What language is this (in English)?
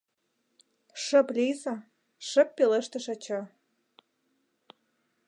Mari